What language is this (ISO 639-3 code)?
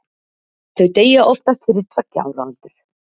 isl